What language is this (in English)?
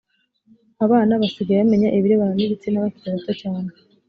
Kinyarwanda